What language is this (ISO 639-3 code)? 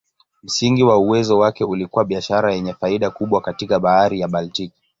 swa